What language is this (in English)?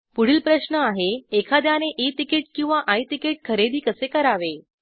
Marathi